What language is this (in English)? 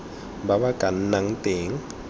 Tswana